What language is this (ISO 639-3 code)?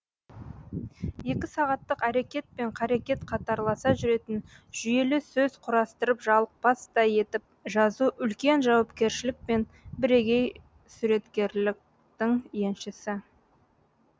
kaz